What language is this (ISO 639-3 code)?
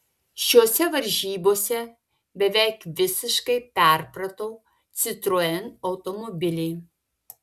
lit